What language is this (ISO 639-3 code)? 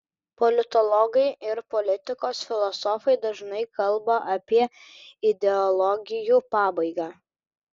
lit